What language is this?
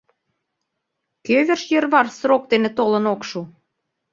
Mari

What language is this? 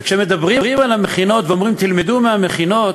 Hebrew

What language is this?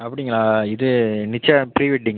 Tamil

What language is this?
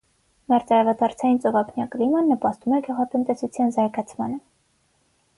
Armenian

